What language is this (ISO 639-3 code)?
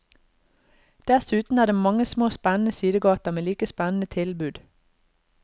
nor